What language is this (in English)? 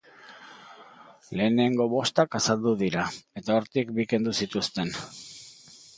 Basque